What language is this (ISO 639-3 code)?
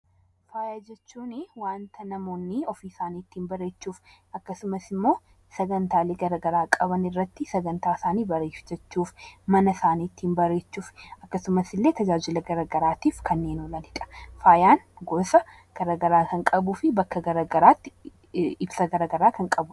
orm